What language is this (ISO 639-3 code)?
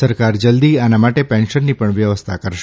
guj